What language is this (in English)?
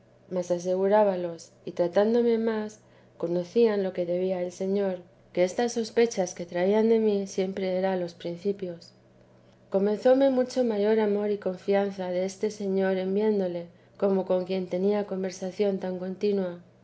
Spanish